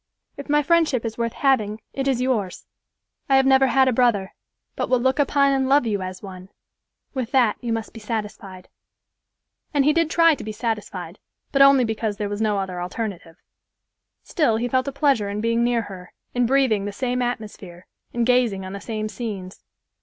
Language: English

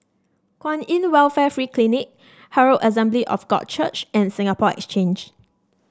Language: English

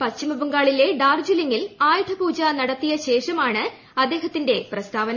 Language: Malayalam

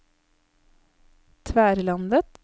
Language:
Norwegian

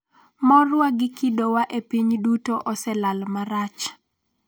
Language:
Luo (Kenya and Tanzania)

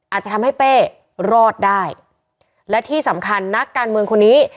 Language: Thai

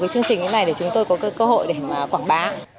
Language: Vietnamese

